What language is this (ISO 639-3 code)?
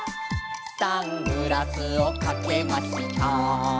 jpn